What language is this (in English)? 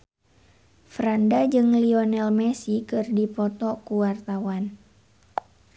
Sundanese